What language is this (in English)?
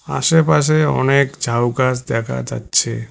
Bangla